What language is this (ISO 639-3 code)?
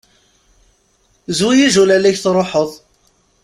kab